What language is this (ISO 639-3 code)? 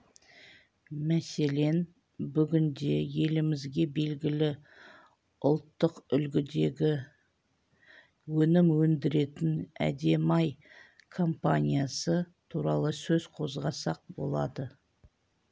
kaz